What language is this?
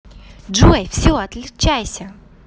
Russian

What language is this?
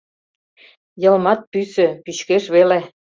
Mari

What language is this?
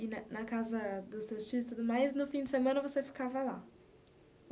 Portuguese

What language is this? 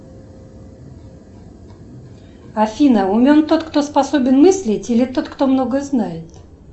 Russian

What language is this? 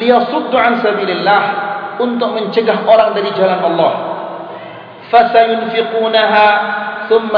Malay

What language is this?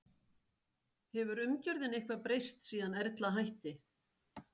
Icelandic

